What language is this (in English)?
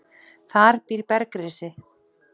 Icelandic